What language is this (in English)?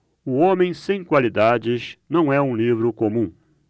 Portuguese